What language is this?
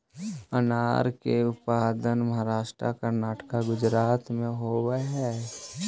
Magahi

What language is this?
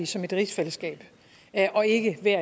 Danish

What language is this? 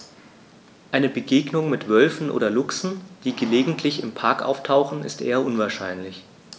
German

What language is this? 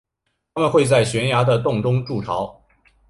Chinese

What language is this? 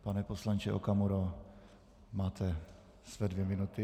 Czech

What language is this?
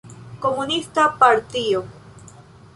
Esperanto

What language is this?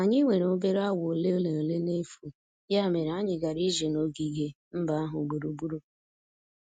Igbo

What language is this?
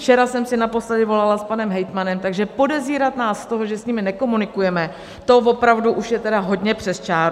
Czech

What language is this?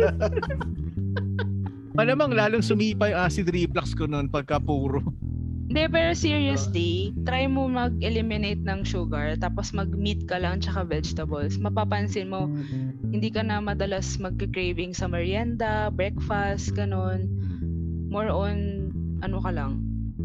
Filipino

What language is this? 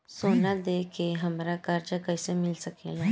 Bhojpuri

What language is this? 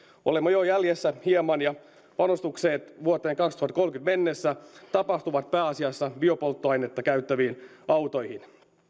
Finnish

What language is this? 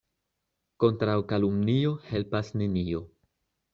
Esperanto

